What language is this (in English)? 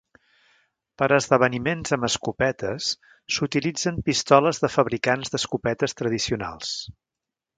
Catalan